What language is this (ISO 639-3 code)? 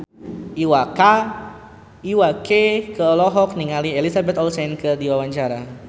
sun